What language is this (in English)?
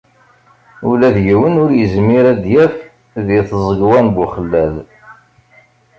Kabyle